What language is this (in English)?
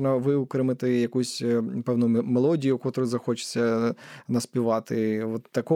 Ukrainian